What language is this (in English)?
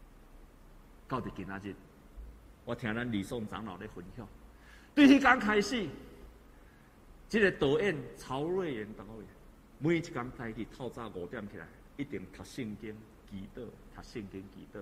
Chinese